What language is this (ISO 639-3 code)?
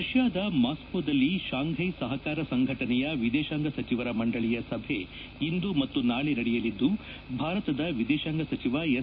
kan